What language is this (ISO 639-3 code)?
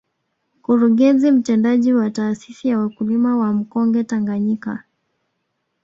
swa